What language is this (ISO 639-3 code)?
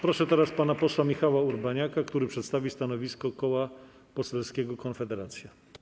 pol